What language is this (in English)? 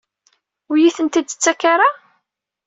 Kabyle